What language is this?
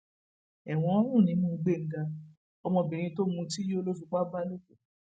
Yoruba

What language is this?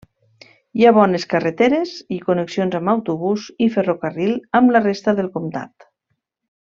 Catalan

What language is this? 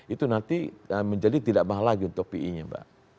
Indonesian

